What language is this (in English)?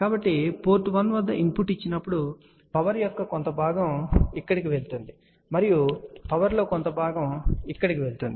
Telugu